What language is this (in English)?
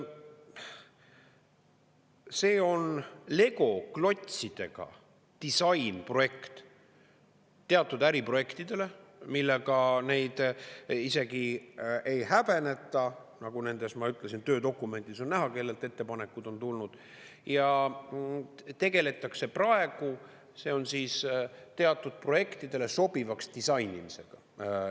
Estonian